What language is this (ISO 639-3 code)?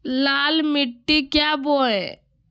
mag